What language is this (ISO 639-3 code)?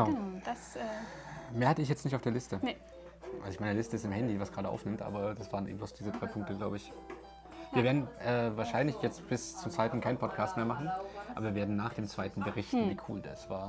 deu